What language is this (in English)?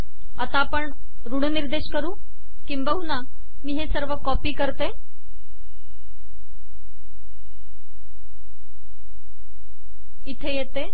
Marathi